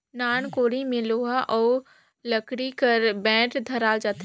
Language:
Chhattisgarhi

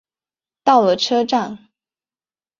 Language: Chinese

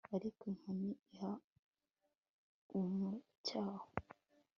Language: Kinyarwanda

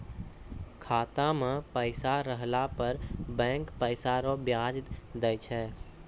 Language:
Maithili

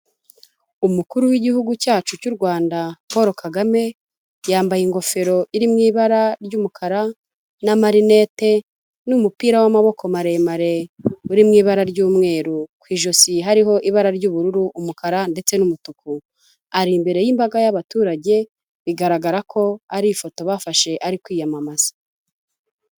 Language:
Kinyarwanda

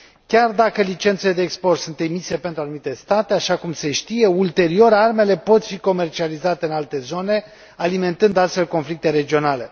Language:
Romanian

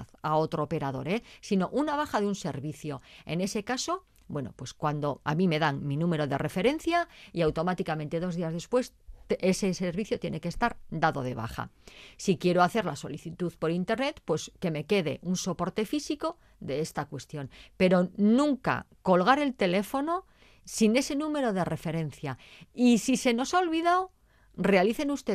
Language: Spanish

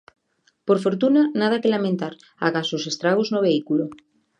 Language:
Galician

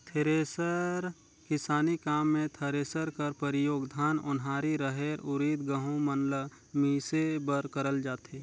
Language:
Chhattisgarhi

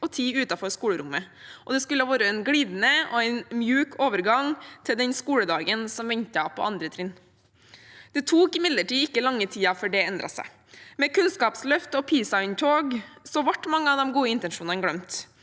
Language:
Norwegian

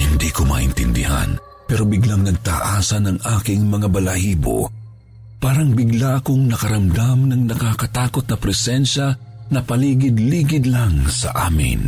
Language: Filipino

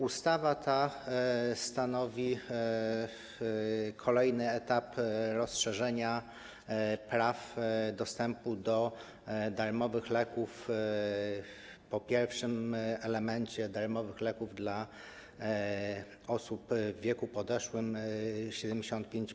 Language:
Polish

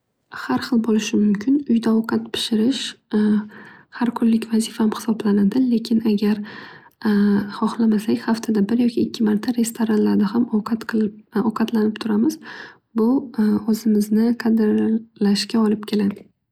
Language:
Uzbek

